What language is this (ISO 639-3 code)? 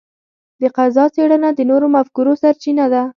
pus